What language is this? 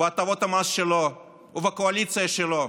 Hebrew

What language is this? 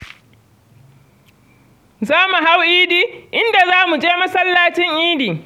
Hausa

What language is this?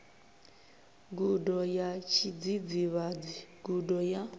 Venda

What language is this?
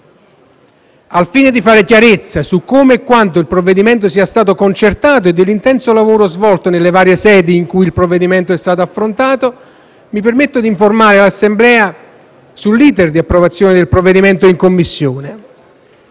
Italian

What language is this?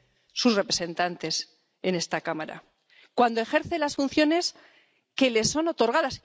Spanish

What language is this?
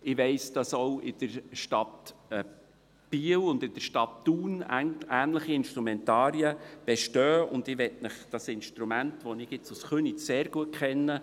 Swiss German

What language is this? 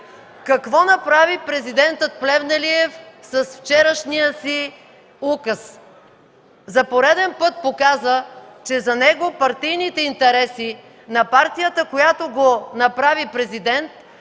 Bulgarian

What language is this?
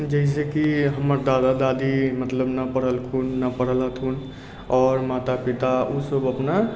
Maithili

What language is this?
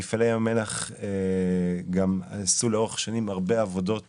Hebrew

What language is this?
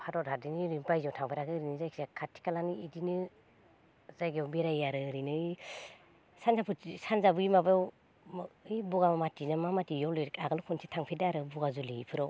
Bodo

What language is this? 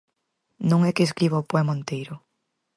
Galician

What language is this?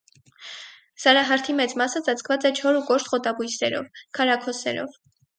Armenian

